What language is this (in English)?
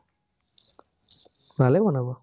Assamese